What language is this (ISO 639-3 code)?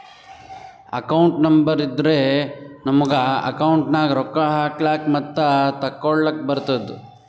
kan